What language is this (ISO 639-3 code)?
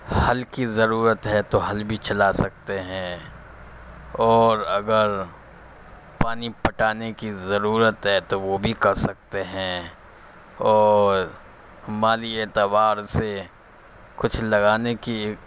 urd